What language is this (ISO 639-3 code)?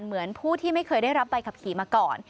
tha